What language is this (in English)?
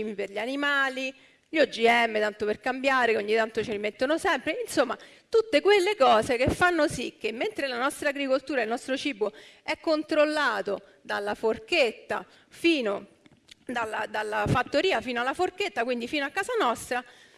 Italian